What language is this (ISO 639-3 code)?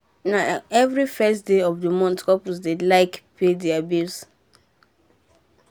pcm